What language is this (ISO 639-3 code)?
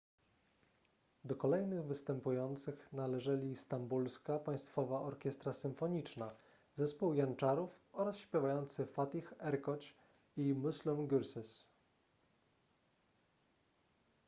pol